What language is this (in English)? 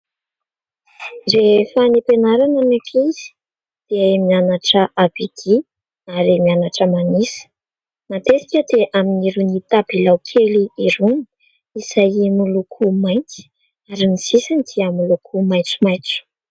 Malagasy